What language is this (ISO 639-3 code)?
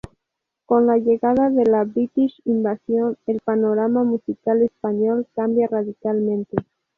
spa